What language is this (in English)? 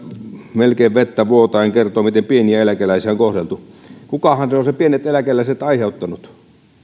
Finnish